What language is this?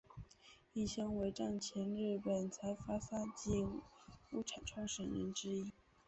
Chinese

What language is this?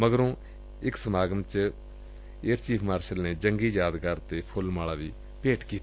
Punjabi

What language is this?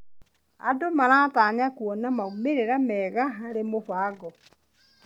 Kikuyu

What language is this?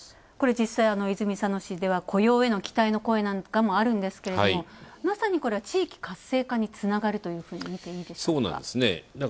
Japanese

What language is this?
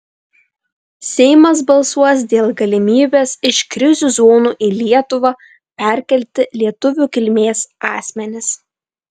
Lithuanian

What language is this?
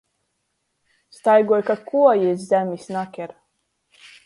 Latgalian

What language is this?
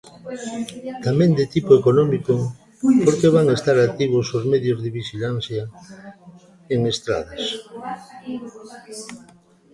Galician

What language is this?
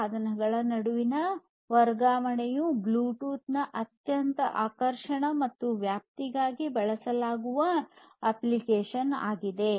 Kannada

